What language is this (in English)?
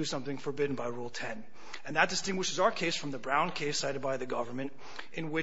English